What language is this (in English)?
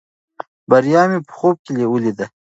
Pashto